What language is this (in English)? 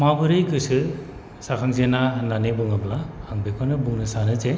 Bodo